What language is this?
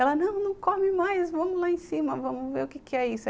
Portuguese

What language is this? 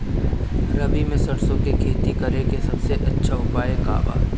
Bhojpuri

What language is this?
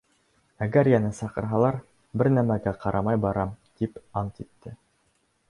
Bashkir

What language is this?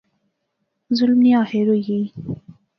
Pahari-Potwari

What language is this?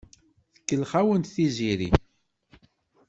Kabyle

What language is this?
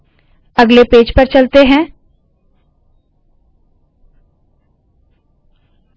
Hindi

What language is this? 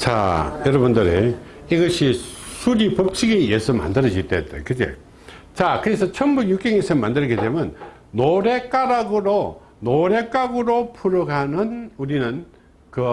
Korean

